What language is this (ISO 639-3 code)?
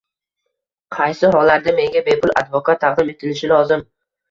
uzb